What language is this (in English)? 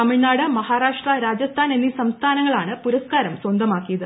Malayalam